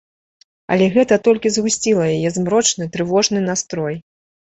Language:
Belarusian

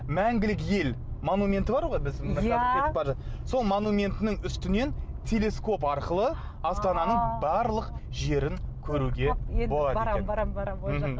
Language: Kazakh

